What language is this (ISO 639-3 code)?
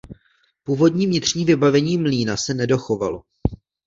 ces